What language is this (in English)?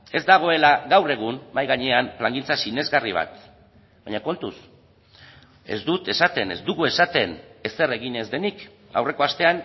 Basque